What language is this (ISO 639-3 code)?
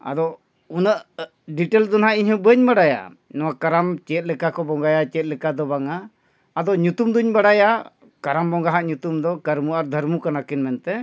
sat